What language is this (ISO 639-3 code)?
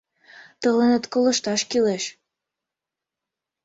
chm